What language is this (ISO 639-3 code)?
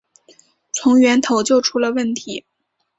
zho